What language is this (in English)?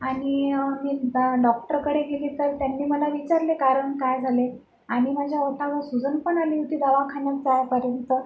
Marathi